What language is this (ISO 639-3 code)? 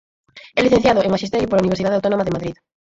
glg